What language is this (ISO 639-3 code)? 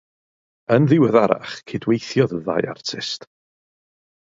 cym